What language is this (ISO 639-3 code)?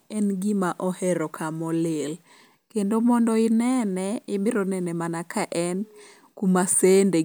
luo